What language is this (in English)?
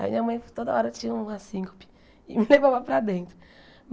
Portuguese